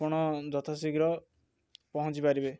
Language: Odia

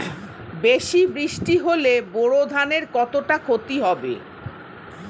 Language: Bangla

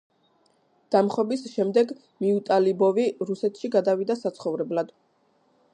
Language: Georgian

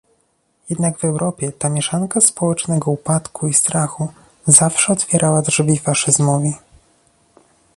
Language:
Polish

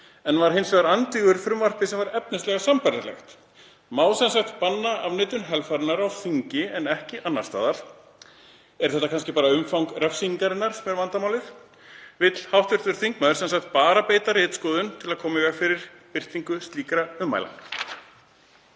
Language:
Icelandic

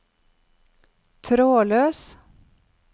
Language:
Norwegian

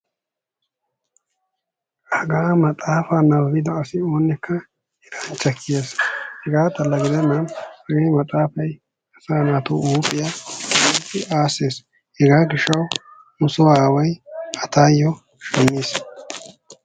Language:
Wolaytta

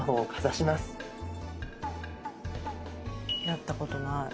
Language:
Japanese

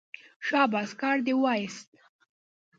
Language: Pashto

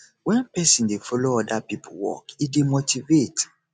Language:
Nigerian Pidgin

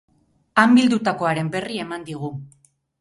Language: Basque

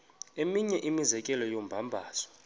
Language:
Xhosa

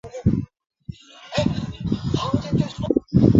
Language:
Chinese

